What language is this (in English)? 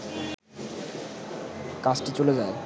Bangla